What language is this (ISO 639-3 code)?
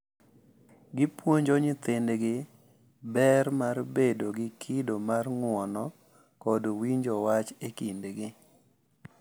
luo